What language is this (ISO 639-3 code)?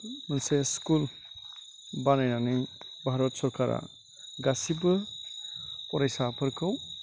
brx